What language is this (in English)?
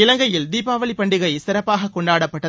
Tamil